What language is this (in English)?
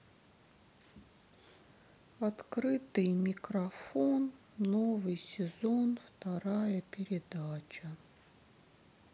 Russian